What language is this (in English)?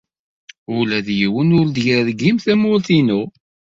Kabyle